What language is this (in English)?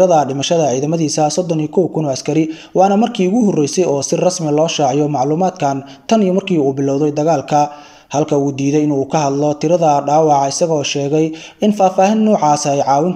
Arabic